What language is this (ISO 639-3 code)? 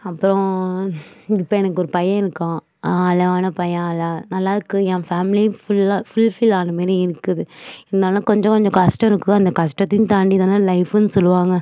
tam